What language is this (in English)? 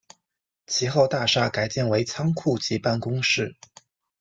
Chinese